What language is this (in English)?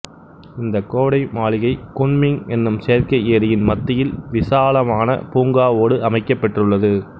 Tamil